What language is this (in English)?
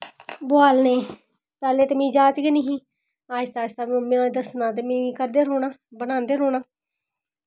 Dogri